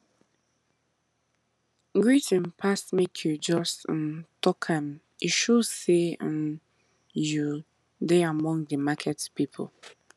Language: Nigerian Pidgin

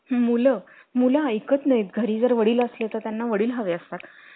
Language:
Marathi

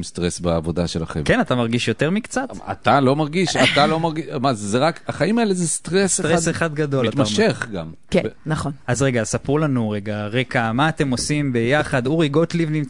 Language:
Hebrew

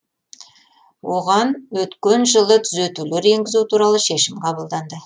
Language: Kazakh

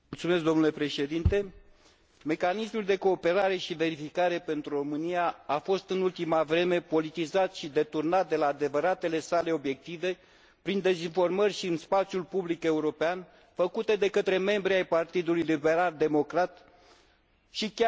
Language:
Romanian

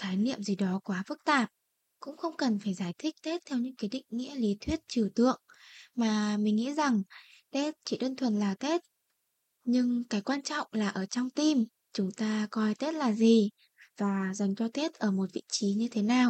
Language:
Vietnamese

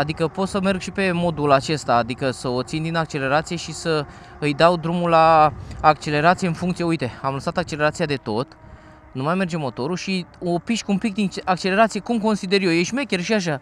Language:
Romanian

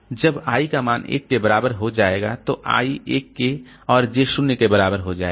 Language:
Hindi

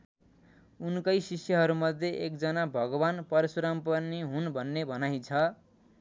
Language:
Nepali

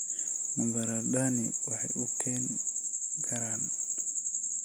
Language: Somali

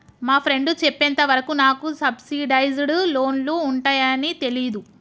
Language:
Telugu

